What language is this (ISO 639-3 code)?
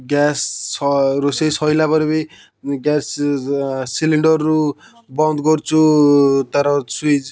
ori